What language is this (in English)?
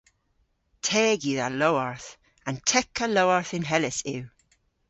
Cornish